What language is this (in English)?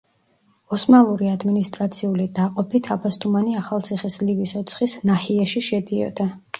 Georgian